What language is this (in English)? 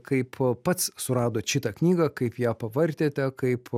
Lithuanian